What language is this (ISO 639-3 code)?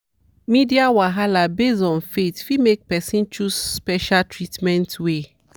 pcm